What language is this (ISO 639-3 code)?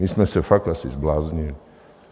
ces